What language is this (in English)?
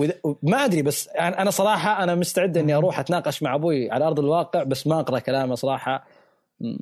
Arabic